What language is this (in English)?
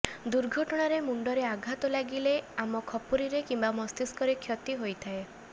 Odia